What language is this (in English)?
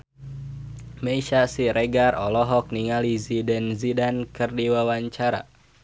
Sundanese